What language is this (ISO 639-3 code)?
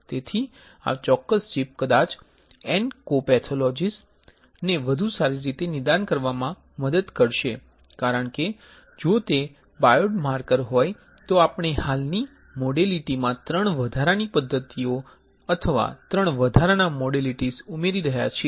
guj